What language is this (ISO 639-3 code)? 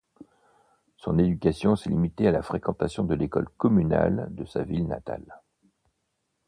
fra